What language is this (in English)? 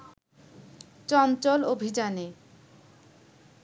Bangla